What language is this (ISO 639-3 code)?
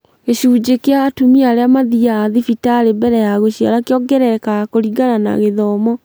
kik